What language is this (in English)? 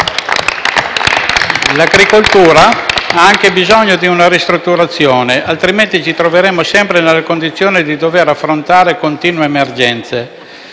Italian